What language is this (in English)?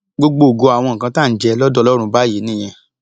Yoruba